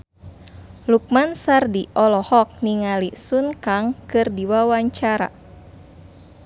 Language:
Sundanese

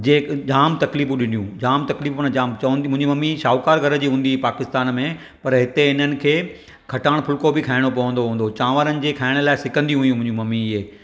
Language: Sindhi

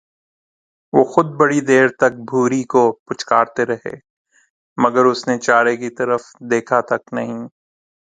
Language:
Urdu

